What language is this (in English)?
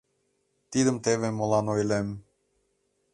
Mari